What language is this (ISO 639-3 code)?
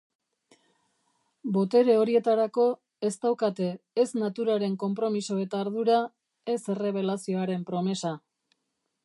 eus